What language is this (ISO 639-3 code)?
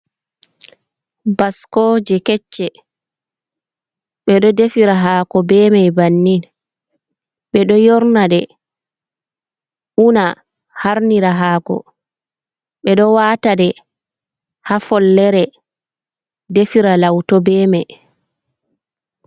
ful